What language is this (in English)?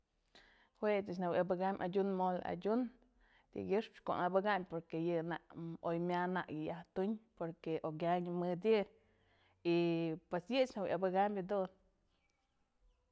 Mazatlán Mixe